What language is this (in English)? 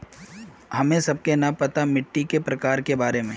Magahi